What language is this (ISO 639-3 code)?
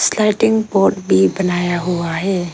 hin